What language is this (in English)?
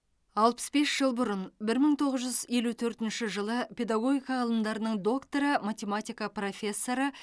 Kazakh